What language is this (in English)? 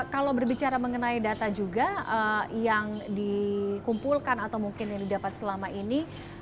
Indonesian